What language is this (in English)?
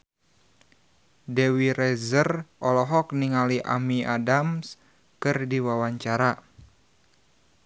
Sundanese